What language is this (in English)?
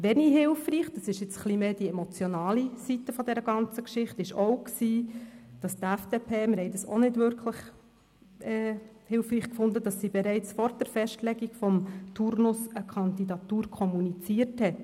Swiss German